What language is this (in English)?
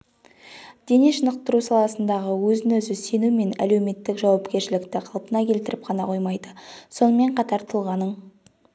Kazakh